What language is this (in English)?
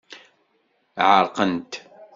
Kabyle